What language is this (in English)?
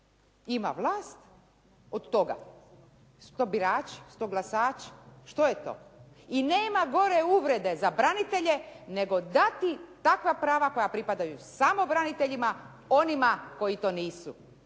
Croatian